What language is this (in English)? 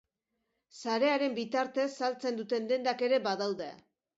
Basque